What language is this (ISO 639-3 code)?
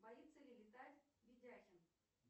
rus